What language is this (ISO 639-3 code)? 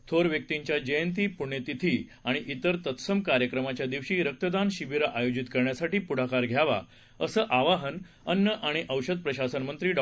mar